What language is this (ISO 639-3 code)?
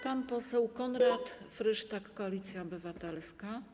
pol